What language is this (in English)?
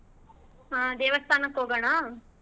Kannada